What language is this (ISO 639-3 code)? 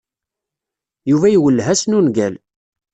kab